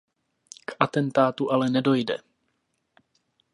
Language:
Czech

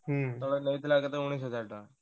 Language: Odia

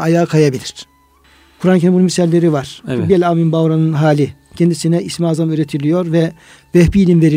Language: Turkish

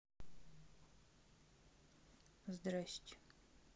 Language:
Russian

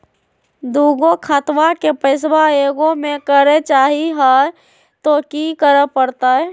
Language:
Magahi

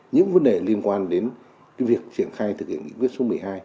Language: Vietnamese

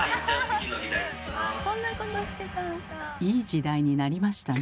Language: Japanese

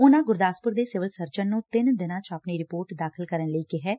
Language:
Punjabi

